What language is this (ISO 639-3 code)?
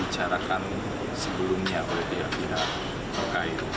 ind